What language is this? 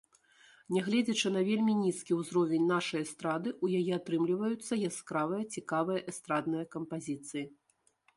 Belarusian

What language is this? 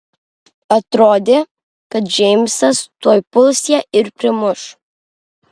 Lithuanian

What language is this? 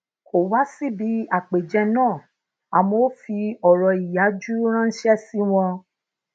Yoruba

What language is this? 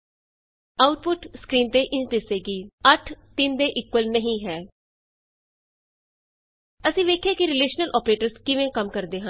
Punjabi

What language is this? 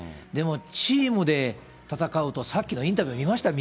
Japanese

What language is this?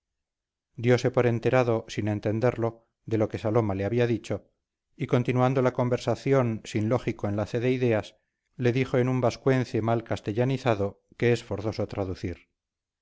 Spanish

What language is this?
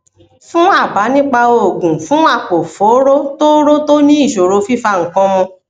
Yoruba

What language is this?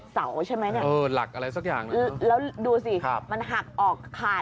Thai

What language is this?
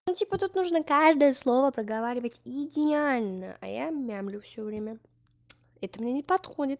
Russian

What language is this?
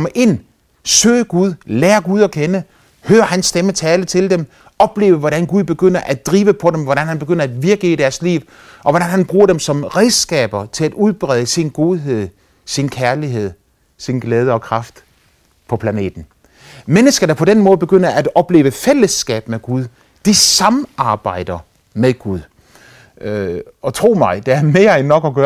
Danish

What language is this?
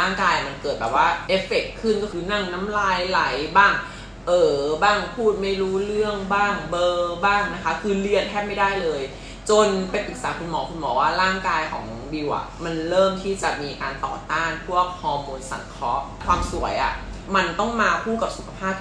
Thai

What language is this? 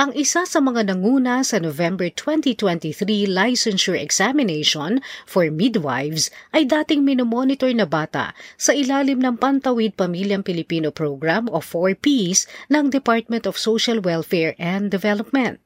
Filipino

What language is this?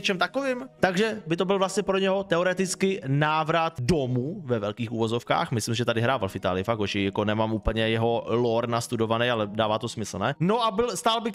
Czech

